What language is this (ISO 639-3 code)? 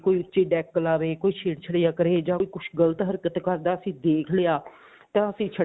pan